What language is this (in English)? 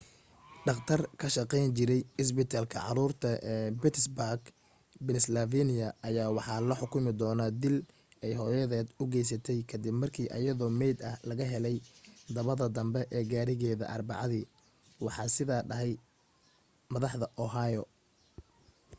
Somali